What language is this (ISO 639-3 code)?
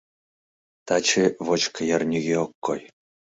chm